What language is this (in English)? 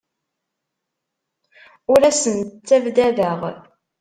Kabyle